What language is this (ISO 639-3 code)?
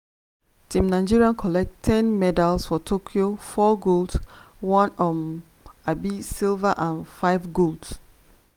pcm